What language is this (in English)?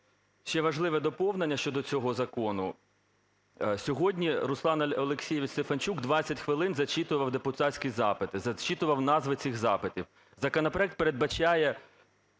Ukrainian